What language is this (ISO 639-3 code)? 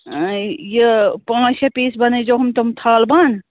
kas